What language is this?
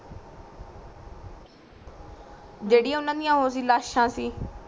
Punjabi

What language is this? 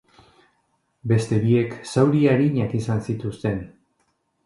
Basque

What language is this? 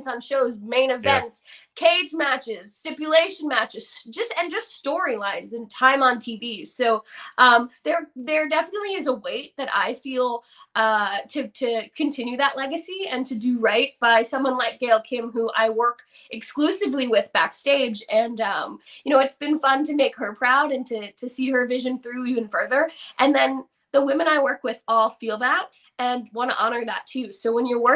English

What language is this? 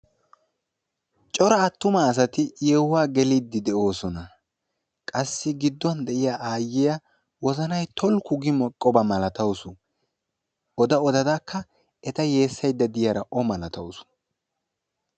Wolaytta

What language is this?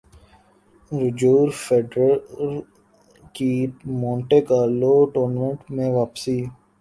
Urdu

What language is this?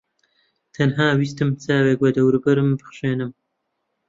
Central Kurdish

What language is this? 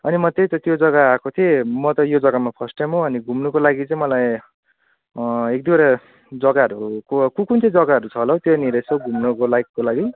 Nepali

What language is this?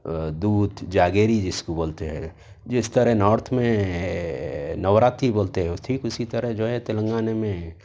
Urdu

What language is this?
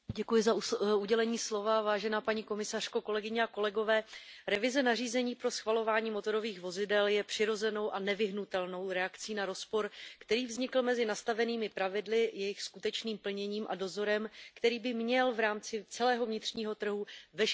Czech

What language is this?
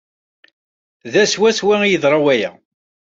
Kabyle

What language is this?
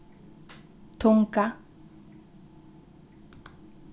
Faroese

